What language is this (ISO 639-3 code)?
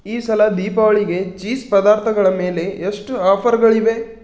kan